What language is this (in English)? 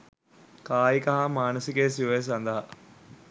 Sinhala